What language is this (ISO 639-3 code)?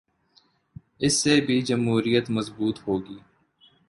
urd